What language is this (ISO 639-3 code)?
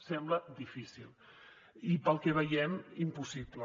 cat